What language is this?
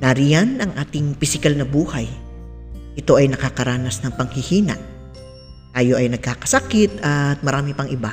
Filipino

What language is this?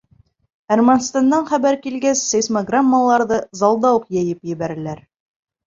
Bashkir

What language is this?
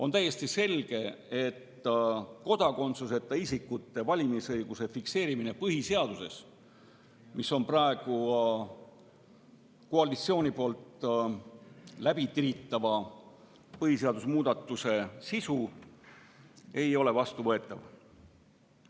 Estonian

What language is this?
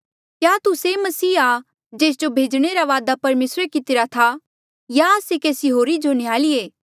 Mandeali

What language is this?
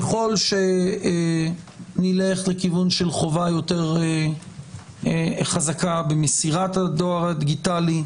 Hebrew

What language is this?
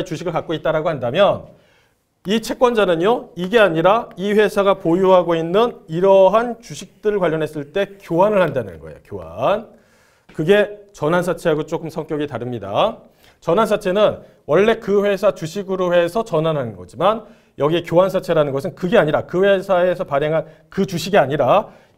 Korean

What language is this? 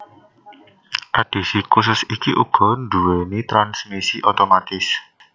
Javanese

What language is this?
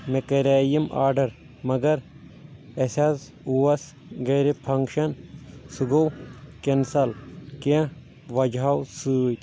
Kashmiri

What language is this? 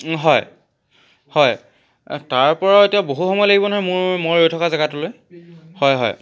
Assamese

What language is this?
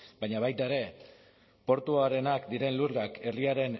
Basque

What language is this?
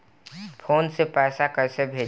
Bhojpuri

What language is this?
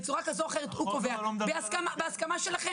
Hebrew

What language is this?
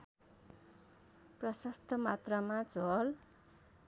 Nepali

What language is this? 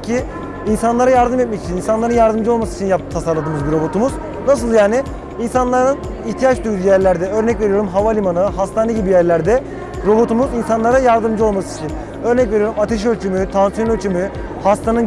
Turkish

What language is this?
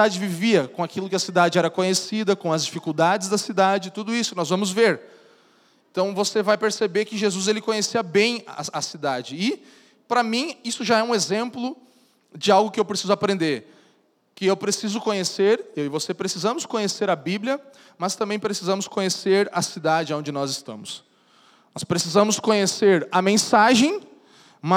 Portuguese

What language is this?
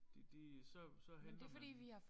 Danish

